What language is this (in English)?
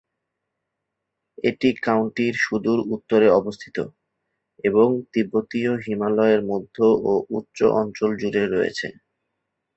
Bangla